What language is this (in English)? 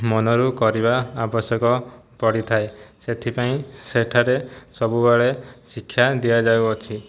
Odia